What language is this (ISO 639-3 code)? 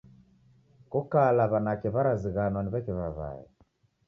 dav